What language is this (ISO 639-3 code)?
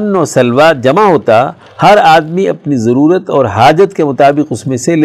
urd